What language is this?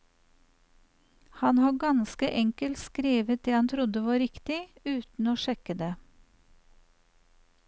Norwegian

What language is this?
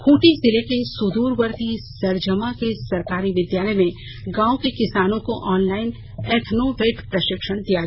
Hindi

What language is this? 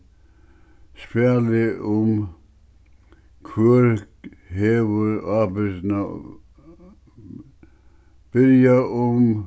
Faroese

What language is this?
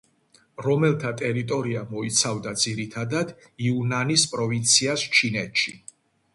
Georgian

